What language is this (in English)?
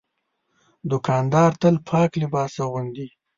Pashto